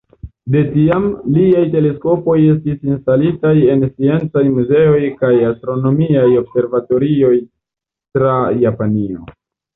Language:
Esperanto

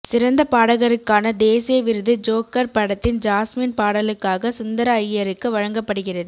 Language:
Tamil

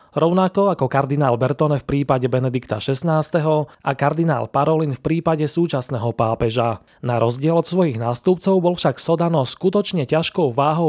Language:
Slovak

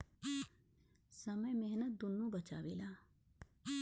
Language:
Bhojpuri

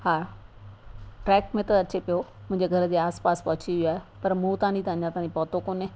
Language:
Sindhi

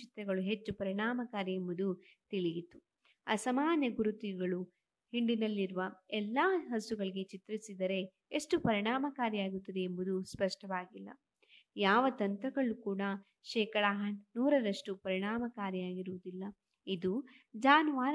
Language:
Kannada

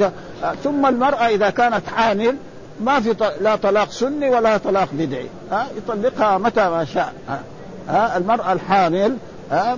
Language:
Arabic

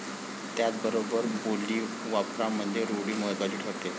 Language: Marathi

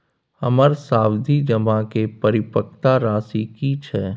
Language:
Maithili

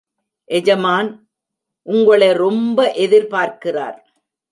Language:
Tamil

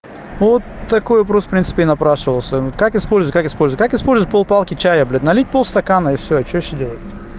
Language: Russian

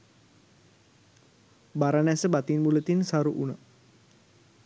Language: Sinhala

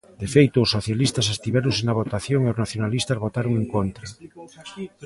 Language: Galician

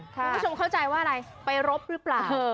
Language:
Thai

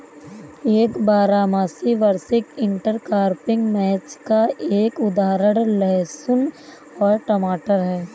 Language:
Hindi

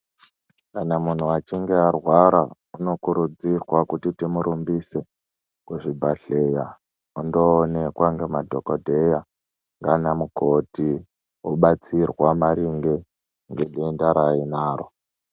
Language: Ndau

